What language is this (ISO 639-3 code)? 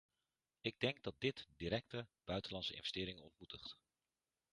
nld